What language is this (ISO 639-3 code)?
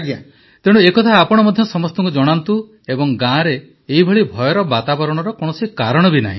ori